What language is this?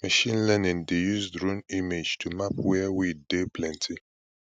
Nigerian Pidgin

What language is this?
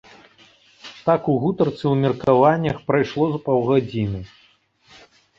Belarusian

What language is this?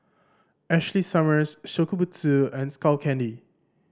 English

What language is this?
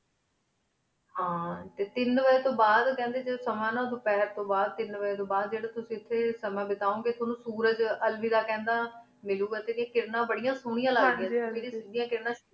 Punjabi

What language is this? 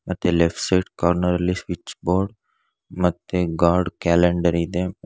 Kannada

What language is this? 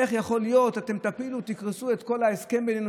Hebrew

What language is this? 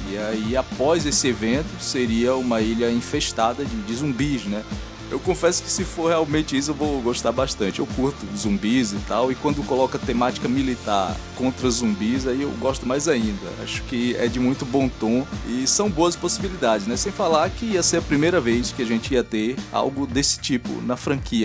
Portuguese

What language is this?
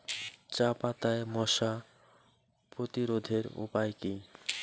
Bangla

